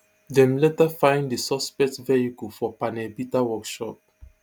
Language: Nigerian Pidgin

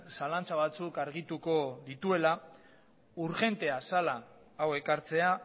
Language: Basque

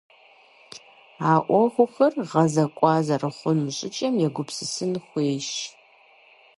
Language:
Kabardian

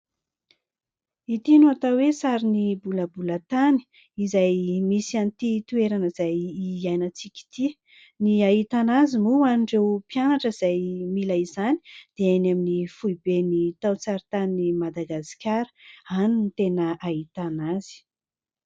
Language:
Malagasy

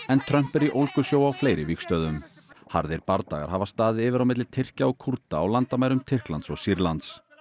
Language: Icelandic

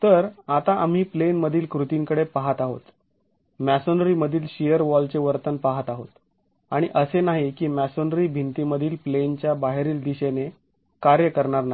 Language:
Marathi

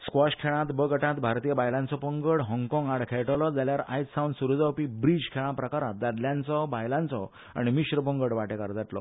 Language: Konkani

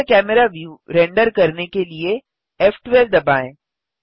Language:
Hindi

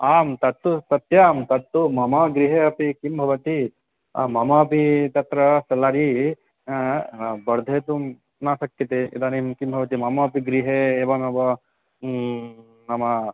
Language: Sanskrit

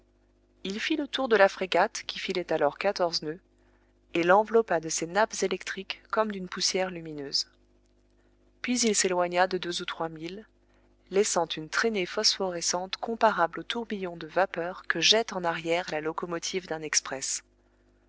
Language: French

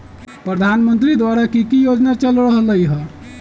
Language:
Magahi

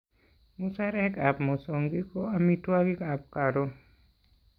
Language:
Kalenjin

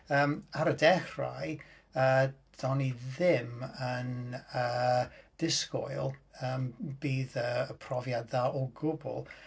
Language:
Welsh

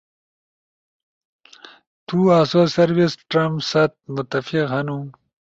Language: Ushojo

